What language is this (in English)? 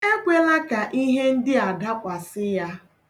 Igbo